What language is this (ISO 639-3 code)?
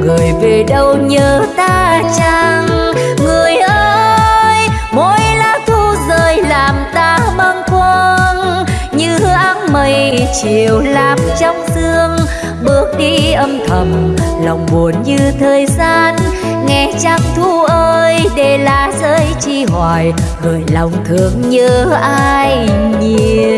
vie